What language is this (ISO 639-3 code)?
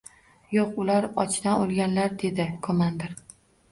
uzb